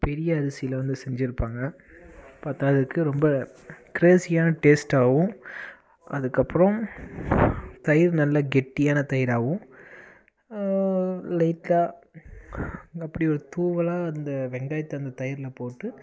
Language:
Tamil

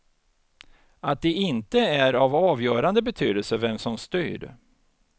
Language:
Swedish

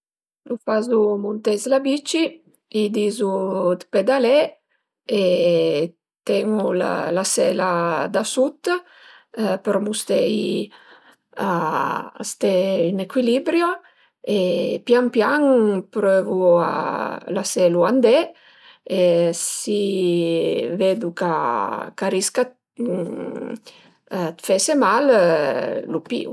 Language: Piedmontese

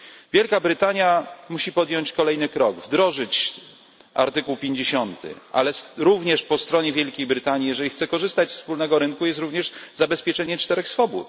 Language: Polish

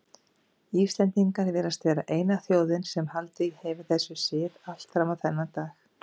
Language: Icelandic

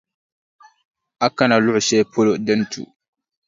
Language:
Dagbani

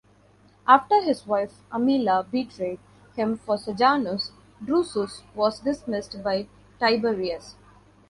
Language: English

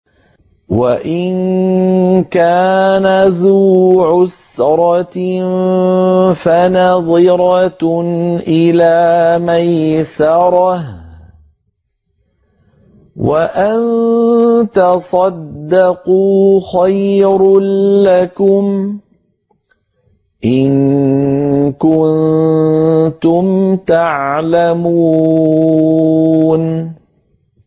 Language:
Arabic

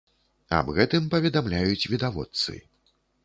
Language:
Belarusian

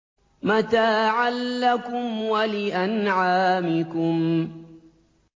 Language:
Arabic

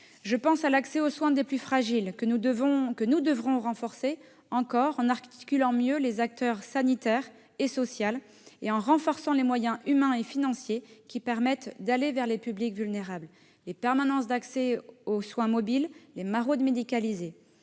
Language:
French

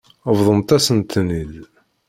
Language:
Kabyle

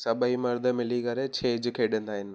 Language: Sindhi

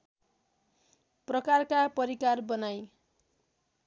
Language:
Nepali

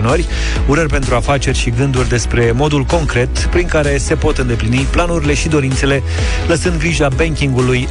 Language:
Romanian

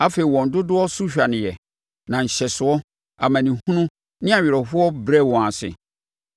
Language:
Akan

